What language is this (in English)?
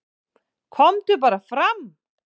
Icelandic